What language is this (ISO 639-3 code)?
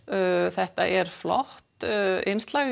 isl